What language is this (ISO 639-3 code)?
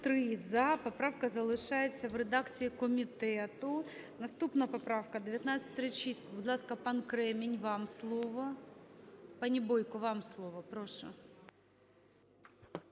ukr